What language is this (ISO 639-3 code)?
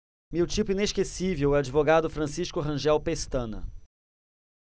por